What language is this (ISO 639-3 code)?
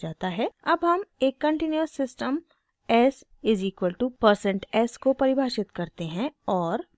hin